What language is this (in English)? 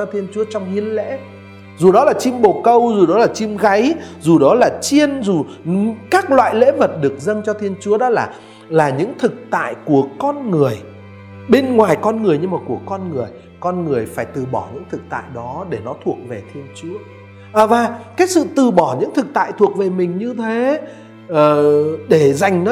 Vietnamese